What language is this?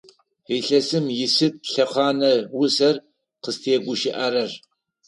Adyghe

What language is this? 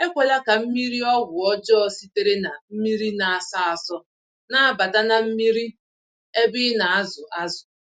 Igbo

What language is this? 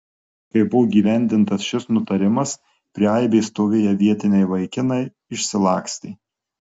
Lithuanian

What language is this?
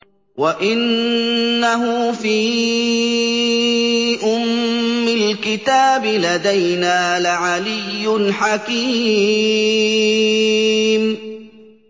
Arabic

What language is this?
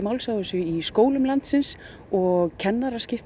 Icelandic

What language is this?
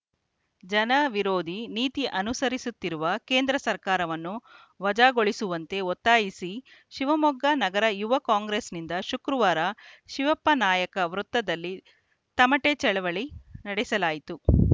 Kannada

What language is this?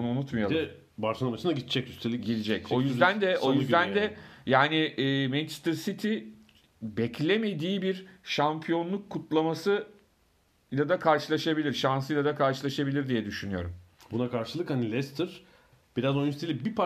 Turkish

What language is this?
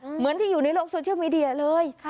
Thai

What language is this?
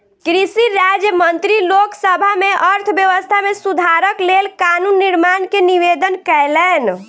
Maithili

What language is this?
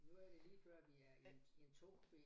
Danish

